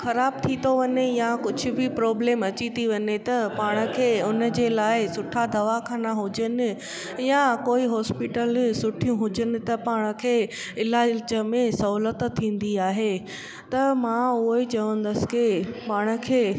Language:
Sindhi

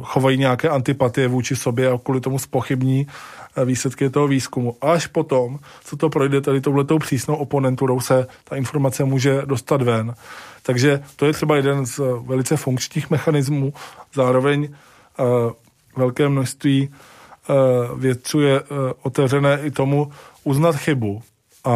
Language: Czech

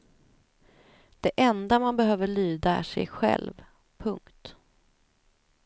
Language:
Swedish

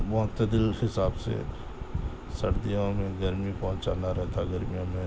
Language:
Urdu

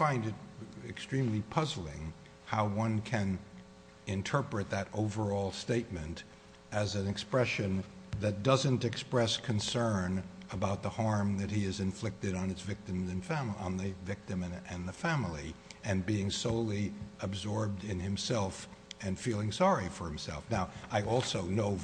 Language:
English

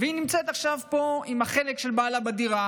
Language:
Hebrew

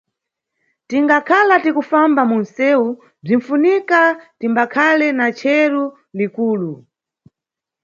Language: Nyungwe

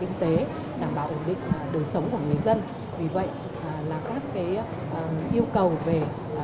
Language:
Vietnamese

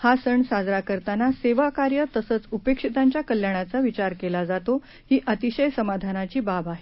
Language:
Marathi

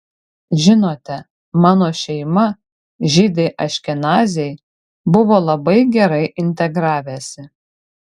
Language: Lithuanian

